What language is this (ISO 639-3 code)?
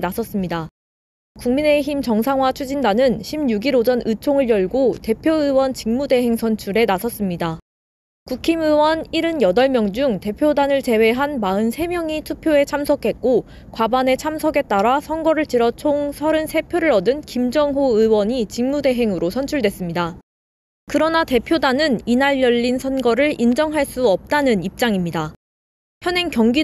kor